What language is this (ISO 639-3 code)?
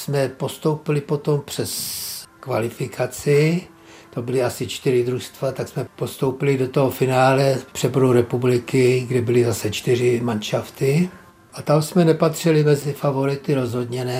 ces